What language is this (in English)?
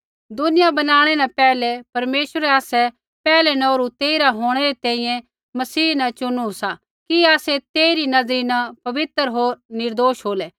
Kullu Pahari